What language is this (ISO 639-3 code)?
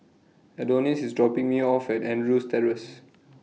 eng